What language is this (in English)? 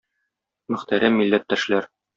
Tatar